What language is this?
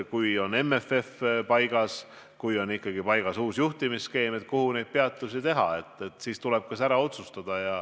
Estonian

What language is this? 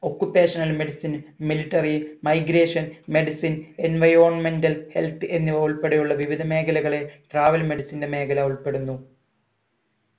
Malayalam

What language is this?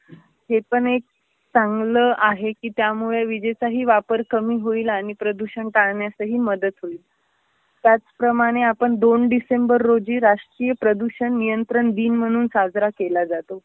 Marathi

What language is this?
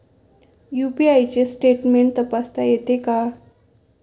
Marathi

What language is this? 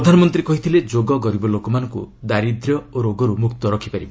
Odia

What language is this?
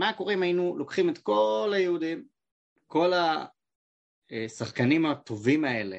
Hebrew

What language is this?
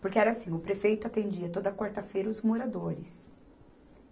Portuguese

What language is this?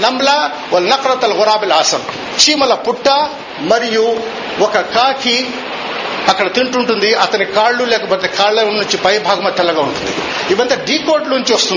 Telugu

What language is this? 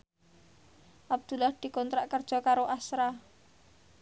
Javanese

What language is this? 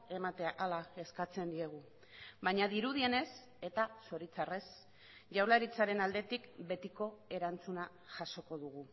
Basque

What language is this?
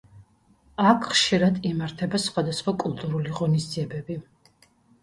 Georgian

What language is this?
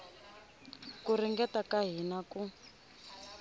Tsonga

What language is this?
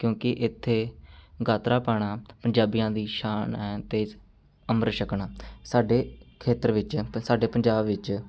Punjabi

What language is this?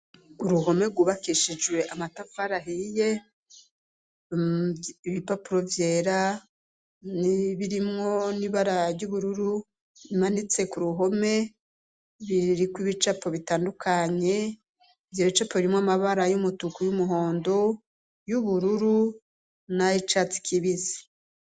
Rundi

